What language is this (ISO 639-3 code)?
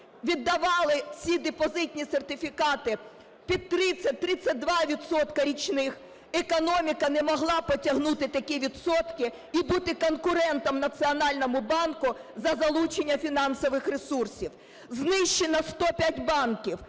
ukr